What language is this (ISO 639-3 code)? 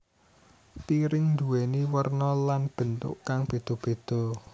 jav